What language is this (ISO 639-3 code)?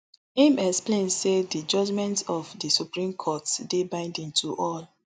pcm